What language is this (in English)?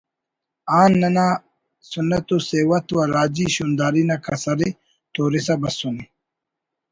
Brahui